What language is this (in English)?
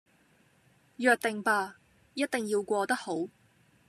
Cantonese